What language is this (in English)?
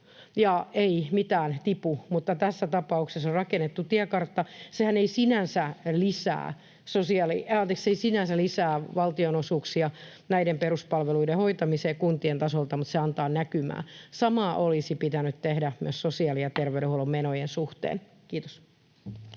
Finnish